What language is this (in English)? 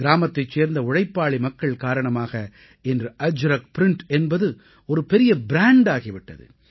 Tamil